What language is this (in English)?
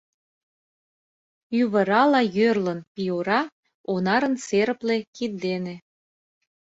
Mari